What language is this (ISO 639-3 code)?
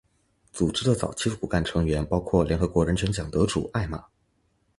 zho